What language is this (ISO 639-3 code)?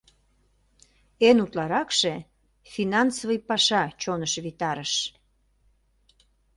chm